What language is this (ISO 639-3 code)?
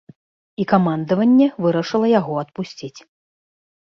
bel